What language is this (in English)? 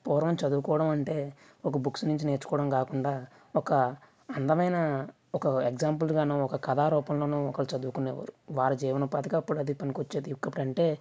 Telugu